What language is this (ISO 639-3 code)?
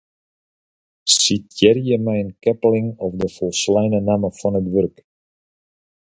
fry